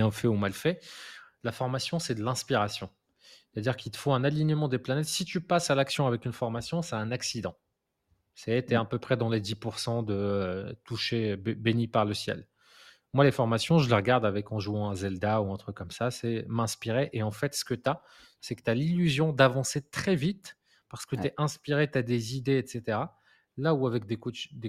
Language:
French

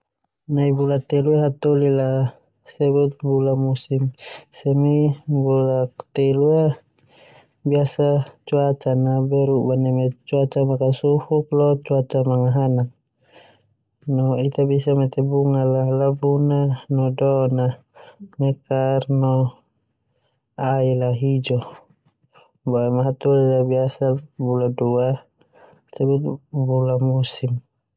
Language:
Termanu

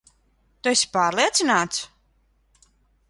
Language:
Latvian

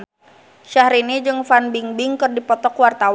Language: Sundanese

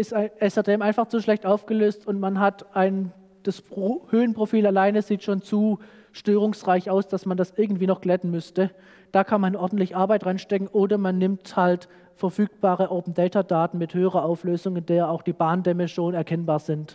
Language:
German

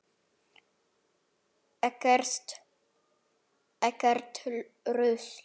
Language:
Icelandic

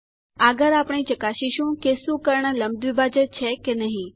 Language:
Gujarati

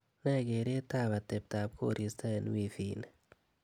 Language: Kalenjin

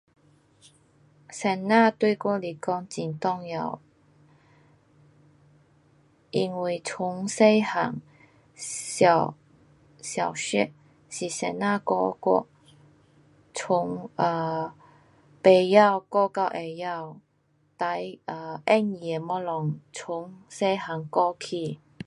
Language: Pu-Xian Chinese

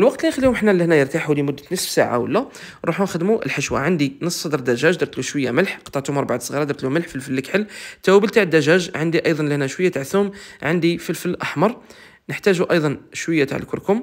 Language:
Arabic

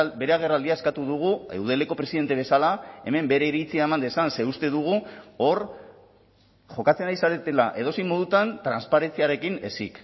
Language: Basque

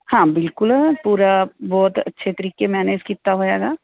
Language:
Punjabi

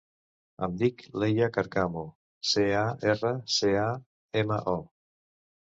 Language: Catalan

